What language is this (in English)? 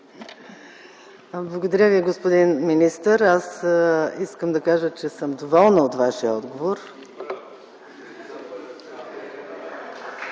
Bulgarian